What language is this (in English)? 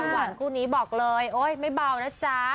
Thai